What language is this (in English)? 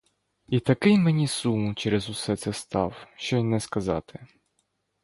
Ukrainian